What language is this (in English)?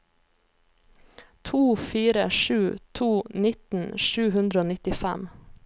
Norwegian